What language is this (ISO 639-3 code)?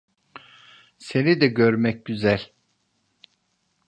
tur